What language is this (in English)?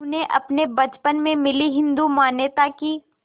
Hindi